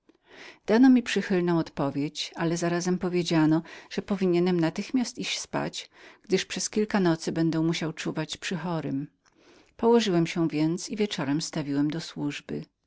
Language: Polish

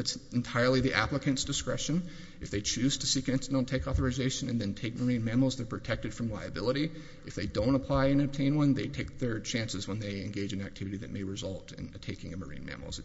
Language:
English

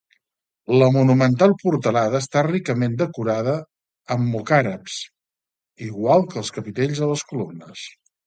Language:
Catalan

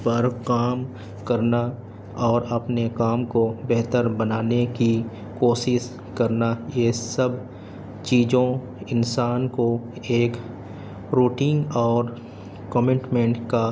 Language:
Urdu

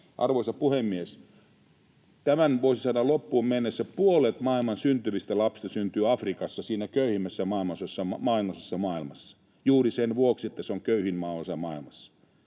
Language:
Finnish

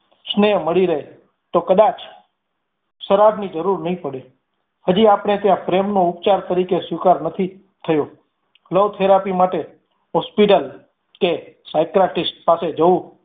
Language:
Gujarati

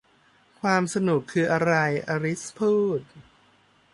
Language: Thai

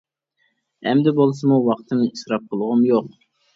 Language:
Uyghur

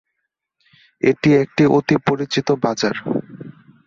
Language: Bangla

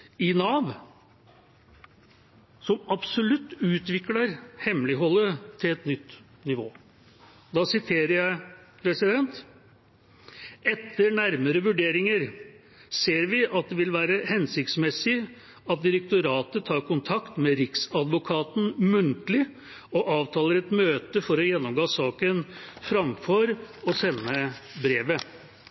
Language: Norwegian Bokmål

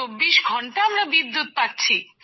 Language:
Bangla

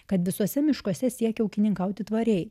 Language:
Lithuanian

